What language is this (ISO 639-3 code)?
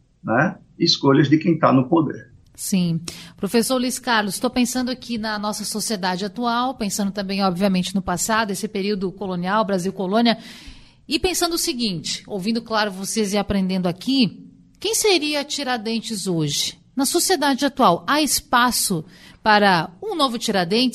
por